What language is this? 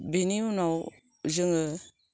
Bodo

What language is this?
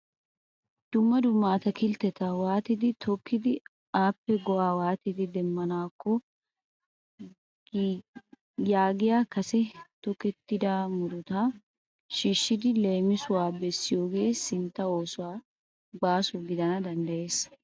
Wolaytta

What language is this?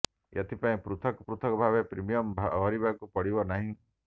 Odia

